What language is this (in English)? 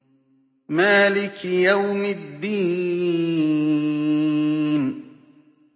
Arabic